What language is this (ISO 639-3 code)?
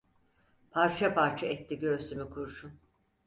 tur